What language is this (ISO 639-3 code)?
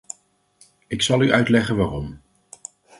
nld